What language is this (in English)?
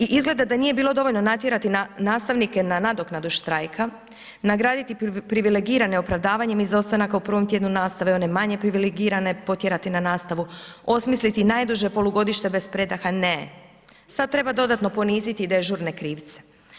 Croatian